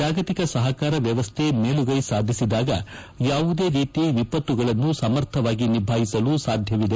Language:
Kannada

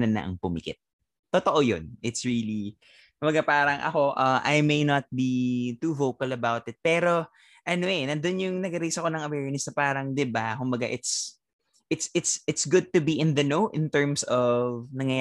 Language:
Filipino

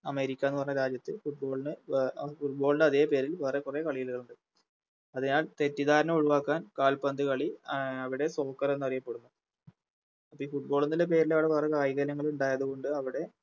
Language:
Malayalam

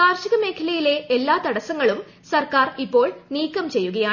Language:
Malayalam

